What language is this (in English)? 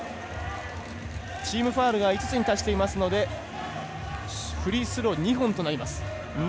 Japanese